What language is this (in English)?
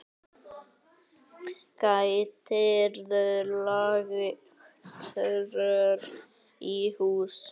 Icelandic